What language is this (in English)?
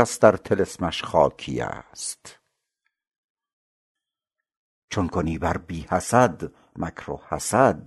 Persian